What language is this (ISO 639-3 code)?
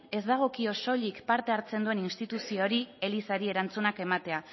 eus